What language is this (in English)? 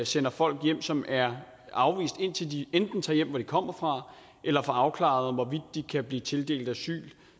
Danish